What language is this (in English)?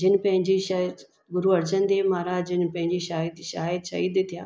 Sindhi